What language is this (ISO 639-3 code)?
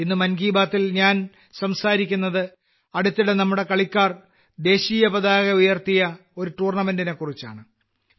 mal